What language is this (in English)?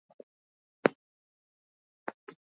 Basque